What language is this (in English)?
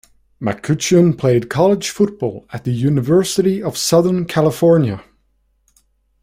English